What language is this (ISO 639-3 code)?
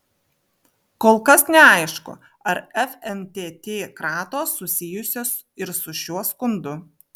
lit